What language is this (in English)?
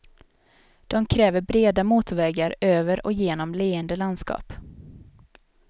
Swedish